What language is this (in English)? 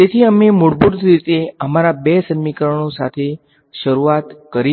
Gujarati